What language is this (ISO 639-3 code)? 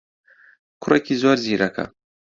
ckb